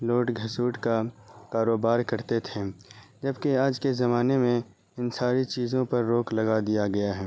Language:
Urdu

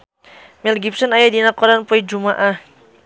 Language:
Sundanese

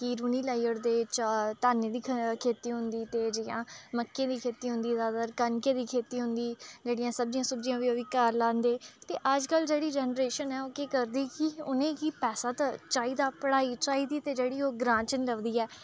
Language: Dogri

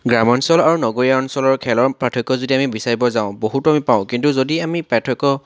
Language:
Assamese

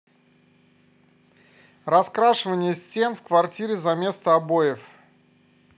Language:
Russian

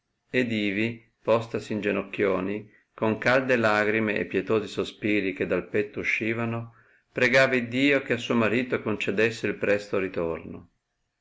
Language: Italian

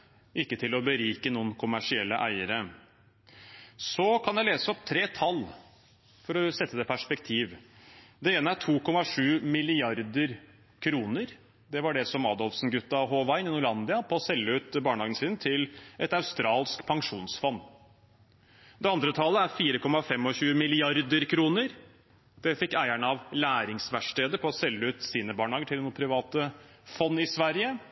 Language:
Norwegian Bokmål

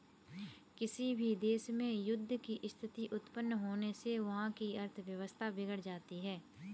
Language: Hindi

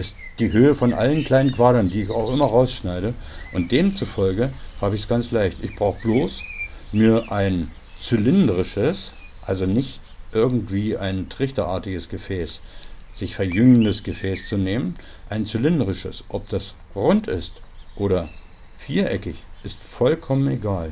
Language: German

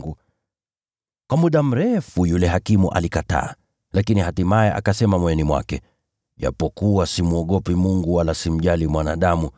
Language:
Swahili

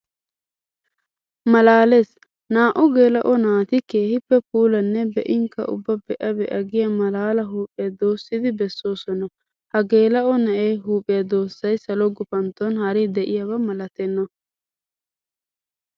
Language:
Wolaytta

